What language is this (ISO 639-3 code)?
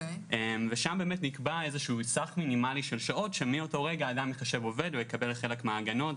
heb